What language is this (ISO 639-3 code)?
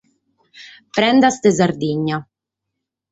srd